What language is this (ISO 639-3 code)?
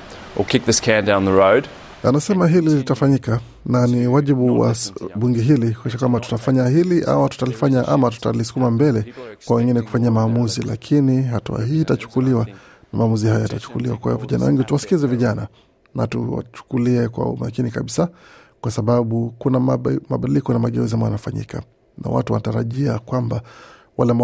swa